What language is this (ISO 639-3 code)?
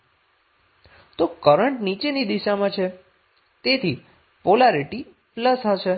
guj